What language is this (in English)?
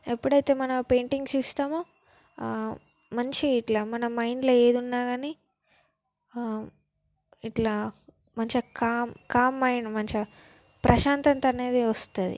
Telugu